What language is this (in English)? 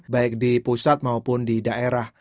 Indonesian